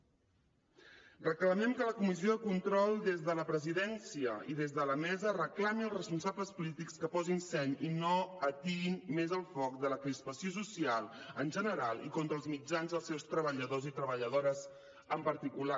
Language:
Catalan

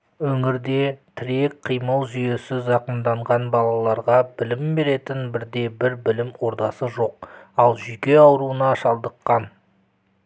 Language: Kazakh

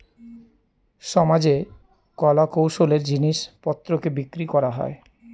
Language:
Bangla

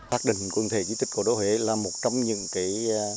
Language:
Vietnamese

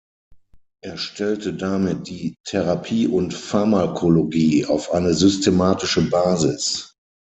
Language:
German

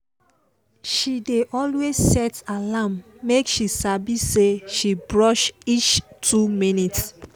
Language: Nigerian Pidgin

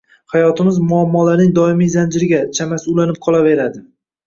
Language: Uzbek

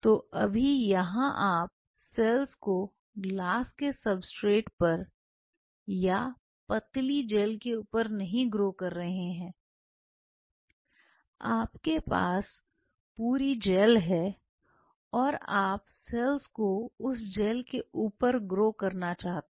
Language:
Hindi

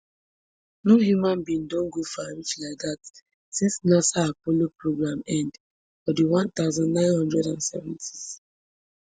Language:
Nigerian Pidgin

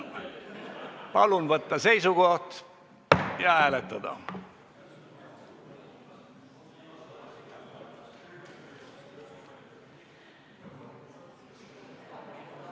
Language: Estonian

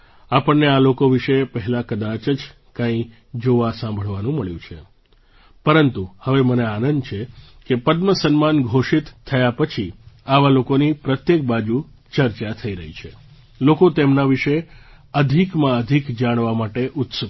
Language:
Gujarati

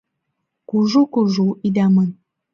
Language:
Mari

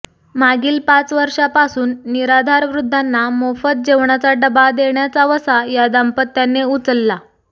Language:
Marathi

